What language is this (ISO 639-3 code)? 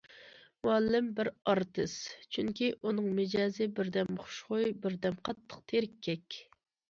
uig